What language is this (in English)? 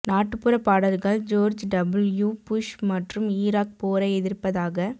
Tamil